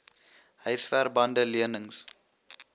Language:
Afrikaans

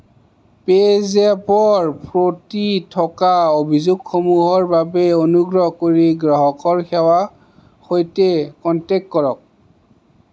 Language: Assamese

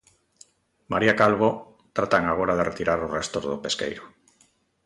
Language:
Galician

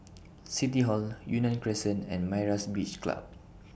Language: English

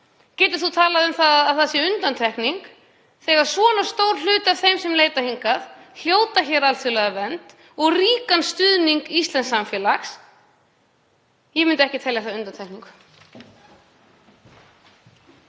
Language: Icelandic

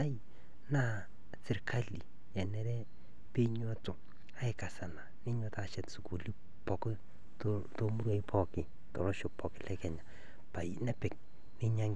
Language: Masai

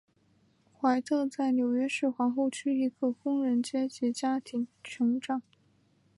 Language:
Chinese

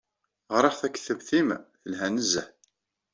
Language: Kabyle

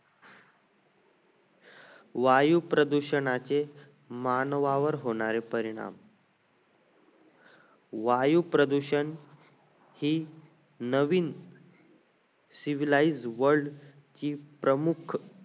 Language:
Marathi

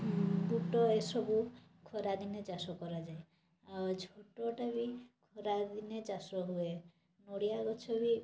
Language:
Odia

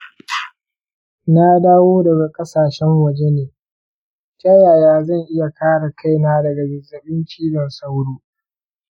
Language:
Hausa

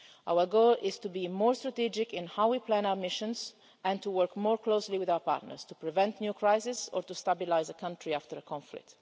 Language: English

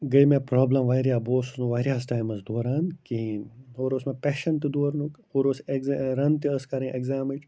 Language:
Kashmiri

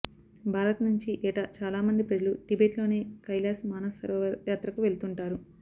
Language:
Telugu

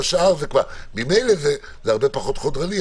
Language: Hebrew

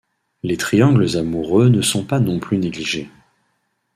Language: French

